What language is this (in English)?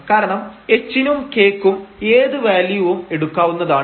Malayalam